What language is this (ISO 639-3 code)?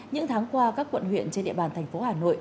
vie